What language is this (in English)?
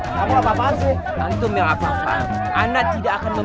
Indonesian